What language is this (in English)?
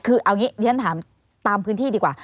Thai